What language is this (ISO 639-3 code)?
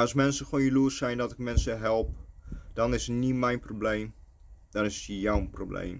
nld